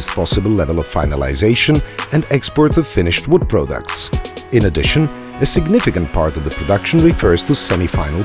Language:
English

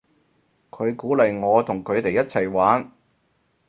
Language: Cantonese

